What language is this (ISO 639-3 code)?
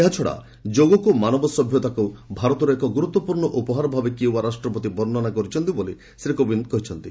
ori